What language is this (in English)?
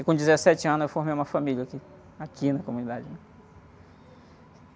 Portuguese